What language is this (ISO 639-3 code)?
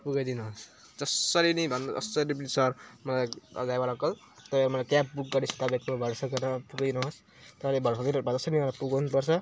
nep